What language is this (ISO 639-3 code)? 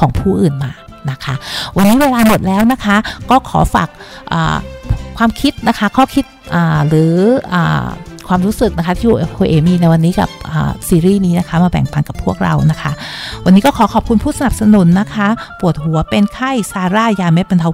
tha